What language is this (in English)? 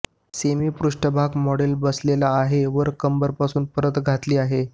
Marathi